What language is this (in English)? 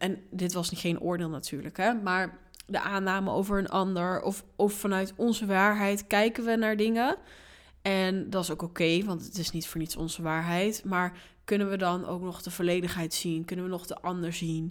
Dutch